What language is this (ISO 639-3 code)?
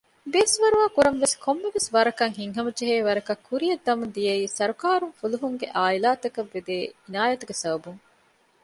div